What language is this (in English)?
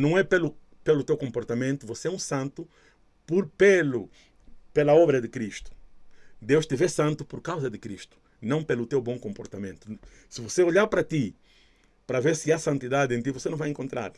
Portuguese